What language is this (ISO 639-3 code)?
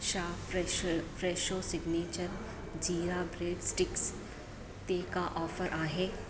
snd